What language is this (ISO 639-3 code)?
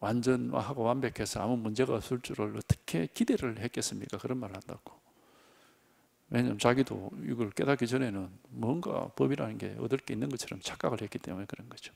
kor